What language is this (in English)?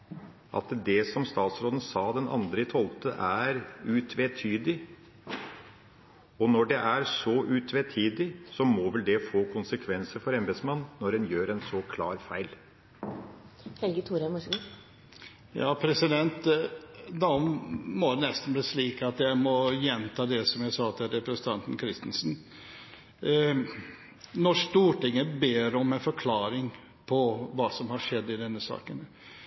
Norwegian